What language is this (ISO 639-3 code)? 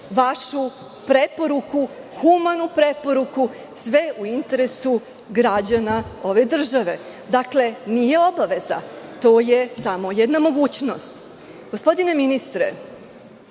srp